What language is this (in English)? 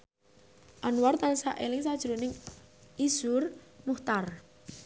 Javanese